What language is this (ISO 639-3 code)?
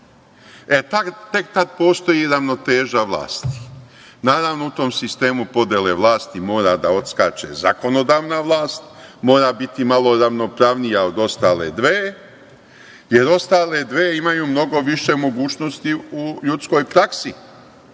srp